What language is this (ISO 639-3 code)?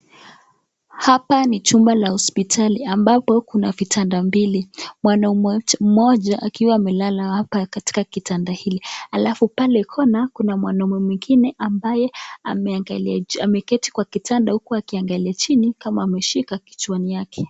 swa